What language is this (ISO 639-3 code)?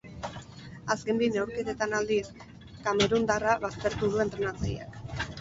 eus